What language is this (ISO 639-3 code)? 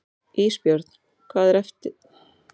isl